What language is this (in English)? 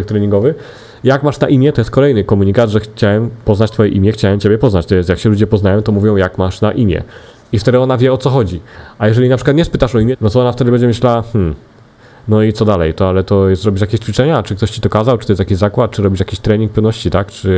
Polish